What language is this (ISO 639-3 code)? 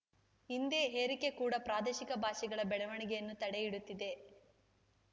kan